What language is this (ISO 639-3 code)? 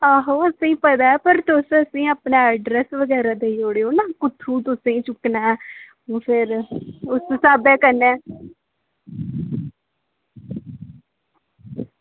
doi